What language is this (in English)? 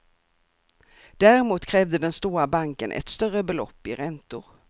Swedish